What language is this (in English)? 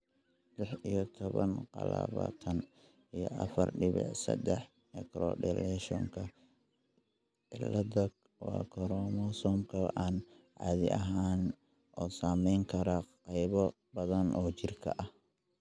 Somali